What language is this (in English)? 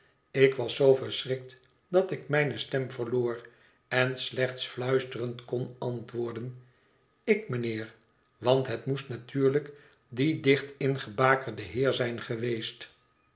Dutch